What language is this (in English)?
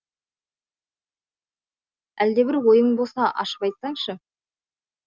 Kazakh